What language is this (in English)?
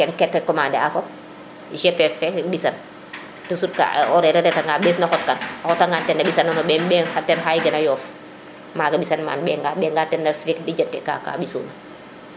Serer